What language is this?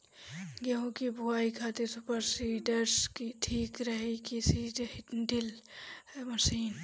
Bhojpuri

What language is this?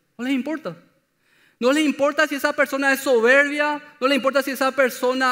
Spanish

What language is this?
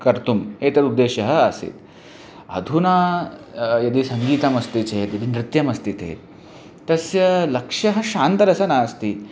Sanskrit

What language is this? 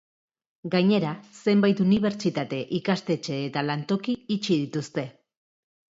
Basque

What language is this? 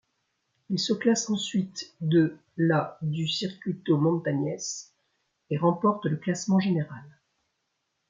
French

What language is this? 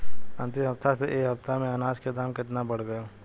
Bhojpuri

